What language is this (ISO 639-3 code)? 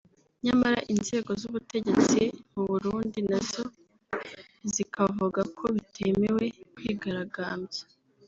kin